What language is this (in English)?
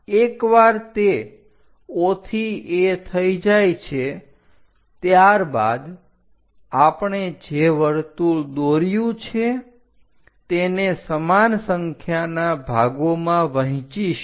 Gujarati